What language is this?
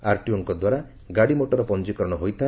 Odia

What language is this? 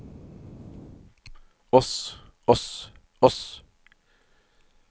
Norwegian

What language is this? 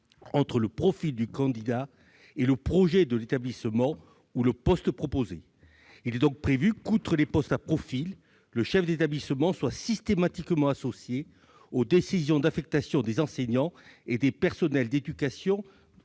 French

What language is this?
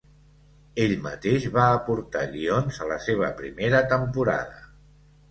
Catalan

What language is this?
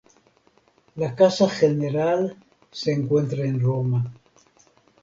Spanish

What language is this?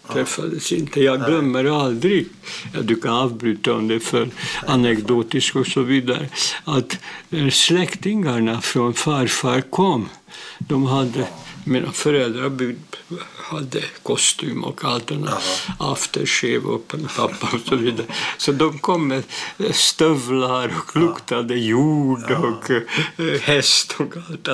Swedish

